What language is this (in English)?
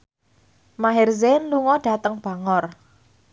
Javanese